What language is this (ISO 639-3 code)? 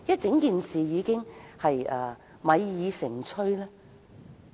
yue